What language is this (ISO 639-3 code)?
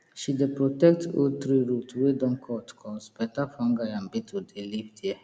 pcm